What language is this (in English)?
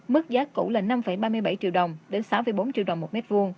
Vietnamese